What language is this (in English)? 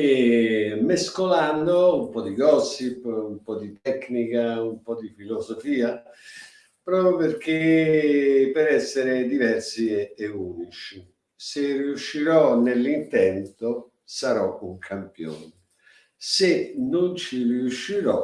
Italian